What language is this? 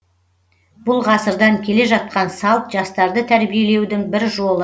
Kazakh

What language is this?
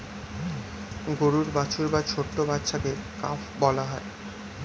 Bangla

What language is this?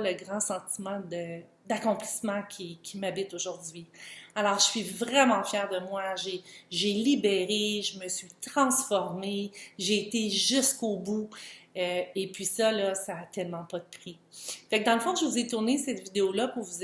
French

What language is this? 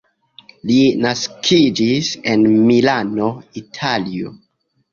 Esperanto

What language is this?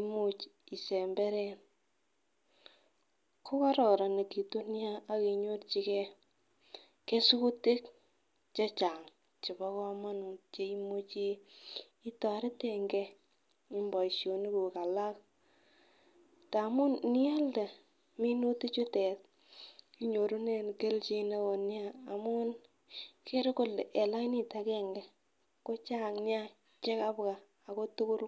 Kalenjin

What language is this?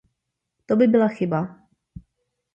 Czech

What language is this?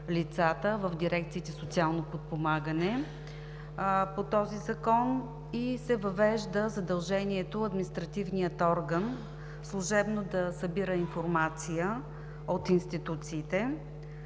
Bulgarian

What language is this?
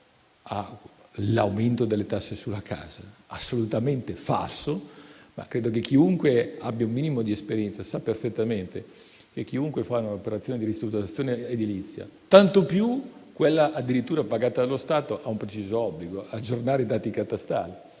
Italian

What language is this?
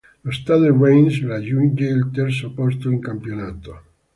Italian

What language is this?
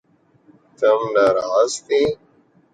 Urdu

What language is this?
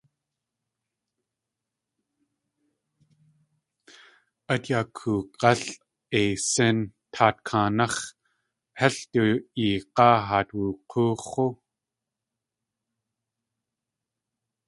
Tlingit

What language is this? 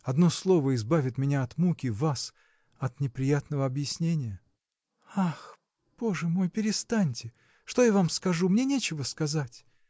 Russian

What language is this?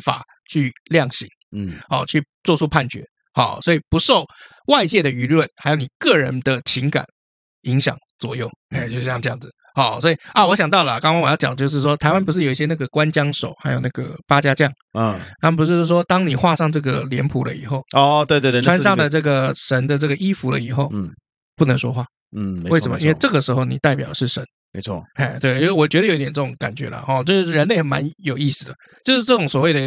Chinese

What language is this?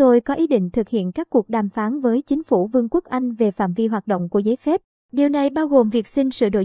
Vietnamese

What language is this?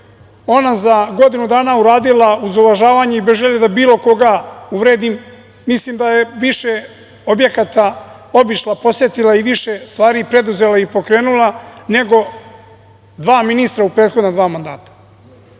Serbian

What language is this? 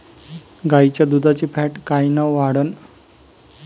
Marathi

